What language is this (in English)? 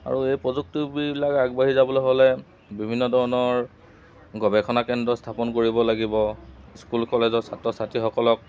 Assamese